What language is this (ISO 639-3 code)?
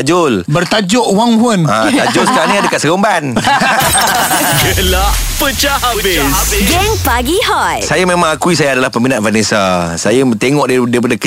msa